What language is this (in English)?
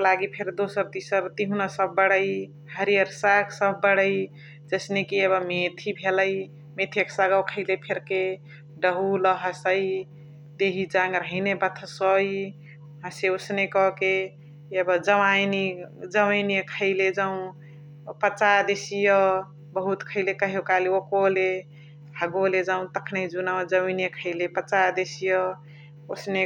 Chitwania Tharu